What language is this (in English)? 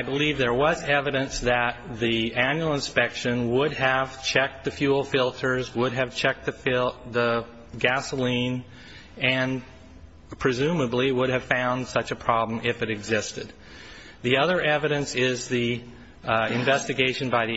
English